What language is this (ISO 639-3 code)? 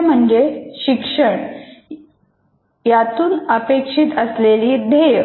mar